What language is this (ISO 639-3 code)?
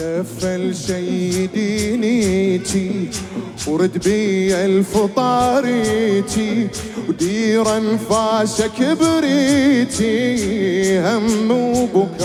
ara